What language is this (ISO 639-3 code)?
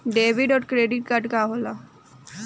bho